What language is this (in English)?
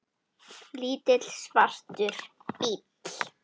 Icelandic